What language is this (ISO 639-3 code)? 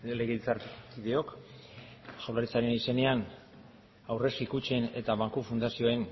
eus